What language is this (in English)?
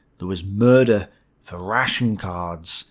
English